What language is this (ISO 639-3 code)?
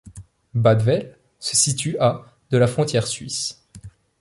fra